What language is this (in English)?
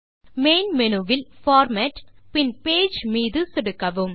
Tamil